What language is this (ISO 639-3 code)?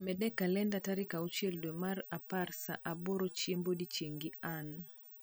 luo